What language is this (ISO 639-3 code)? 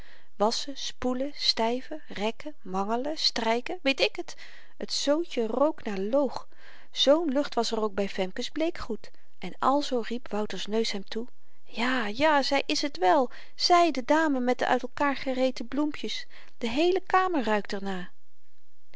nld